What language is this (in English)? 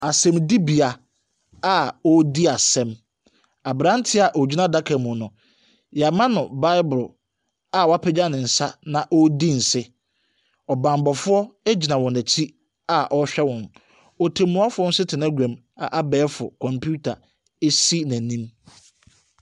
Akan